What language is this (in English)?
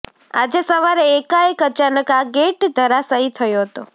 Gujarati